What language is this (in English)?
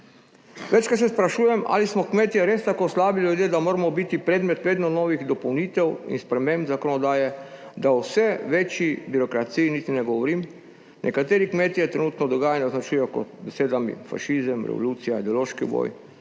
Slovenian